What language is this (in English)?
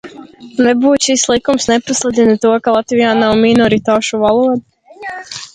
Latvian